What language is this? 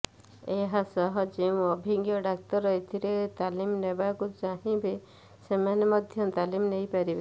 Odia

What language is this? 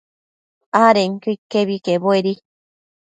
Matsés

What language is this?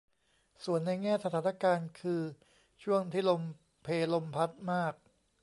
Thai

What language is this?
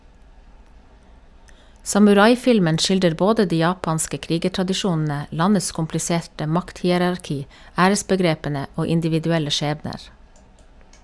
Norwegian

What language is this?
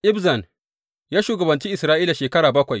Hausa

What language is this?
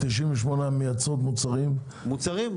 Hebrew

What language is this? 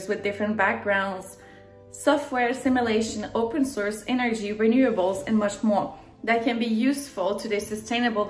English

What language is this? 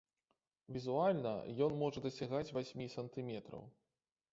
Belarusian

